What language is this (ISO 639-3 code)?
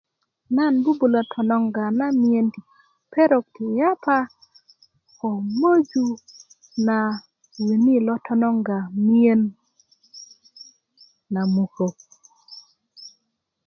ukv